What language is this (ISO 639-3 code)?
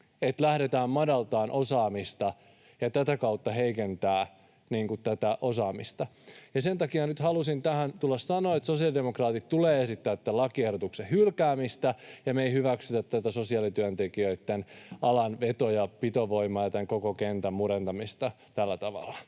fin